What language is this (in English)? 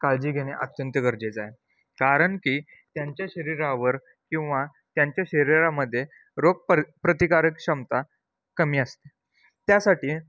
Marathi